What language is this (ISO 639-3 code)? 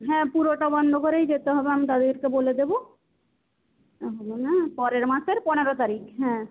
ben